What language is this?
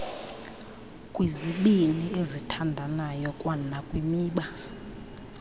Xhosa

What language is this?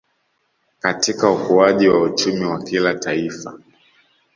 Swahili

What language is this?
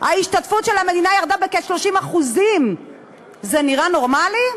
Hebrew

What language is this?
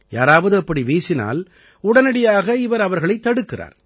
Tamil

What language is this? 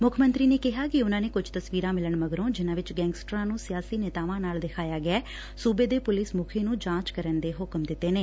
Punjabi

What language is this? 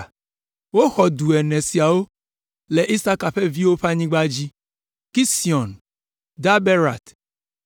Ewe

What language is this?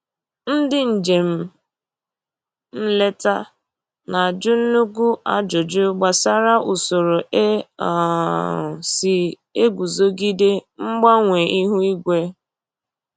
Igbo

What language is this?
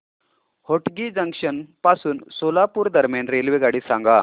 Marathi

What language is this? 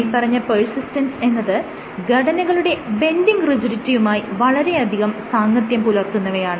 Malayalam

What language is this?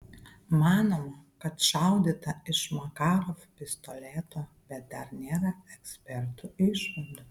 Lithuanian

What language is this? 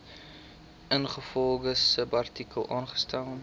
Afrikaans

